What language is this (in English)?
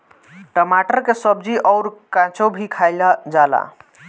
Bhojpuri